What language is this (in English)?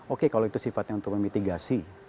Indonesian